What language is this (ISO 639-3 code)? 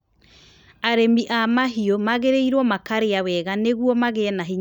kik